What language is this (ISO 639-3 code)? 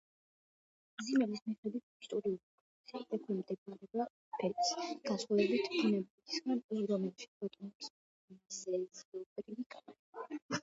kat